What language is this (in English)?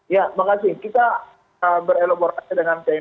Indonesian